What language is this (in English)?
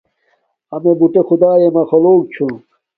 Domaaki